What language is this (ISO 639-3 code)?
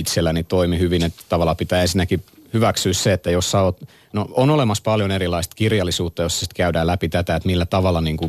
fin